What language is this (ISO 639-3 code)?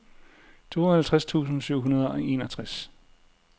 dan